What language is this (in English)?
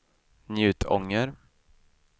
Swedish